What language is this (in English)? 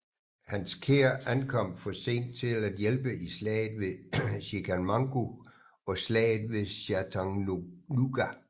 Danish